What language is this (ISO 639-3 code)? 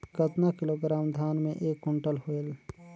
hne